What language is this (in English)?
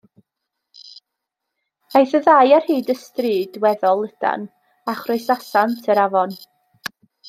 Welsh